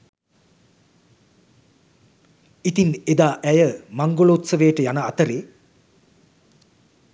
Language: Sinhala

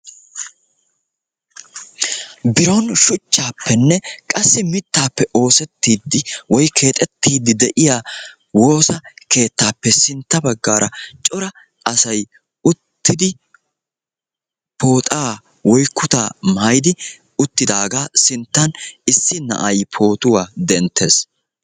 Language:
Wolaytta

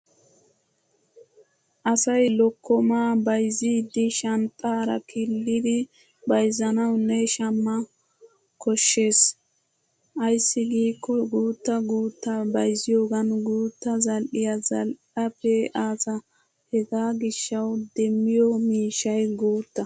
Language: Wolaytta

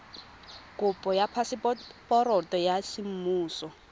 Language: Tswana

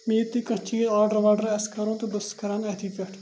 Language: Kashmiri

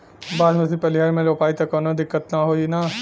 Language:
Bhojpuri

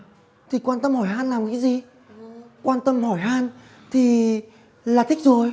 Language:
Vietnamese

